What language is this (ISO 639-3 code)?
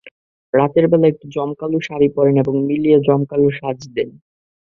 ben